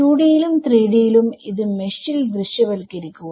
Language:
Malayalam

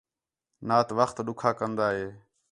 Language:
Khetrani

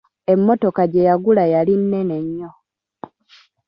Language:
Ganda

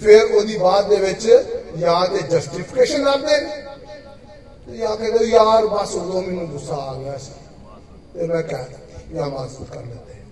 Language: Hindi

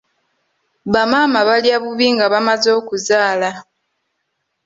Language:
Ganda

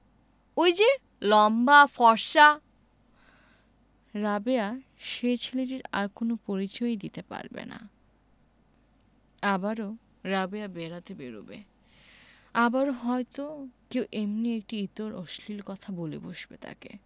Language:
Bangla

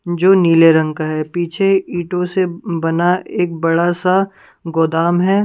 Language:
Hindi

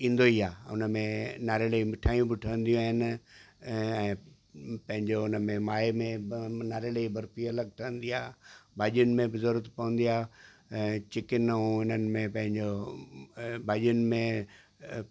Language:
Sindhi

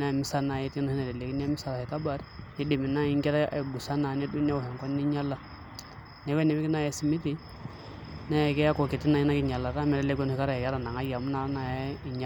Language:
Masai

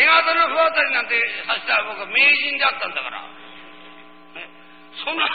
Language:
Japanese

